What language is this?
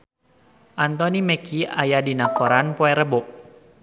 Sundanese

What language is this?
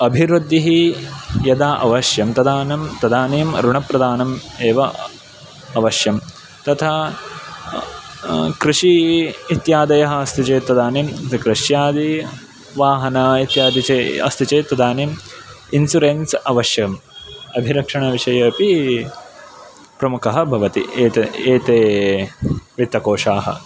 Sanskrit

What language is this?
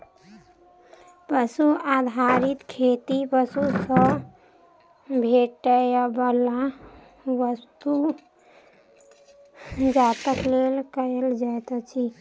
Maithili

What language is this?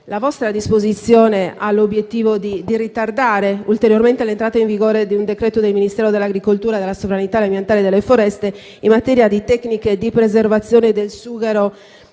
Italian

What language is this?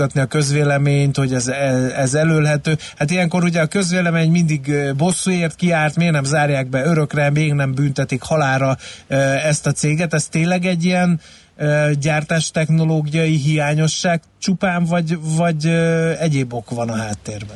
Hungarian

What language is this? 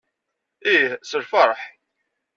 Kabyle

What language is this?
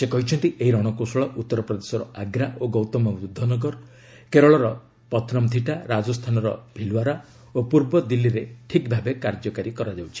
Odia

